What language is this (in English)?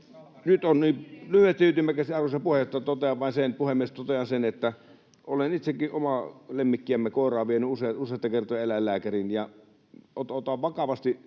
Finnish